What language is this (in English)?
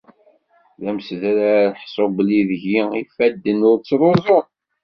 Kabyle